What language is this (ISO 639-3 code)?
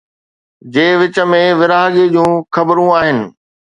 snd